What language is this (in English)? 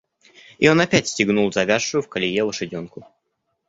Russian